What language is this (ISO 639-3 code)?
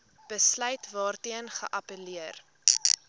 afr